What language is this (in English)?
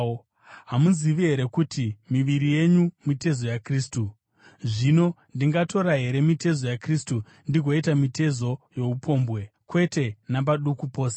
Shona